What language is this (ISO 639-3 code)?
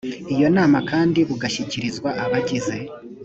kin